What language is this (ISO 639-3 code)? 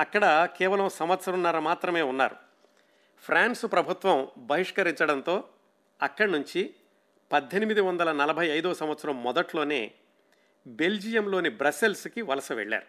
tel